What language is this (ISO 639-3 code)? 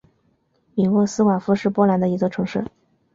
zho